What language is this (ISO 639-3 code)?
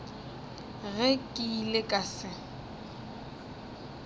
nso